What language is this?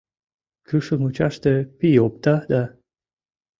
Mari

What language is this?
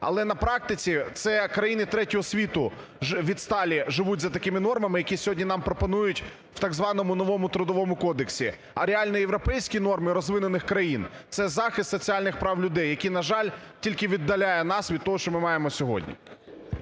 Ukrainian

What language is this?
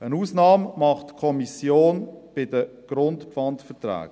Swiss German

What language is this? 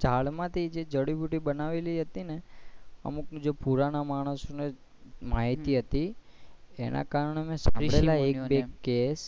Gujarati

